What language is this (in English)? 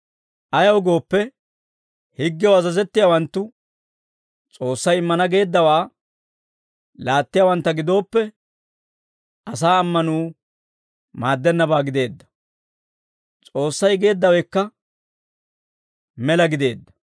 Dawro